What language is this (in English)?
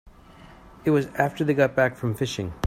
English